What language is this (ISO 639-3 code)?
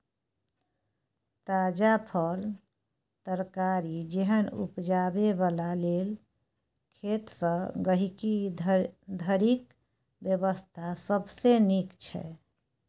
mai